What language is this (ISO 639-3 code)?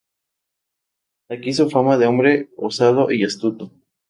spa